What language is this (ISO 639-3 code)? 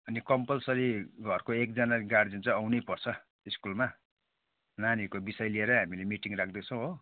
nep